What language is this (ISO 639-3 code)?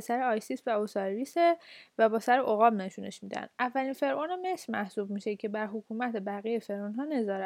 fas